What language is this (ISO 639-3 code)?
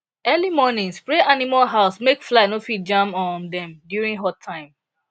pcm